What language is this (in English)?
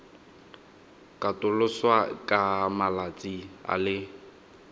Tswana